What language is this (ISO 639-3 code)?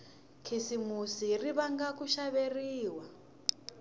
tso